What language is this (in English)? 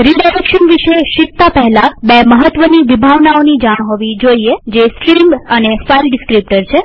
Gujarati